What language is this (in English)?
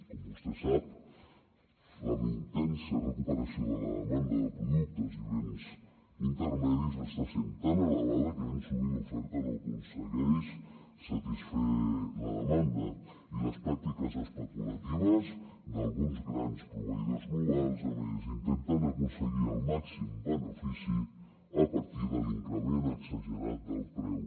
Catalan